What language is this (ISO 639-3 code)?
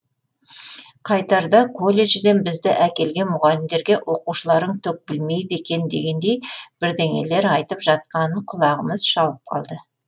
kaz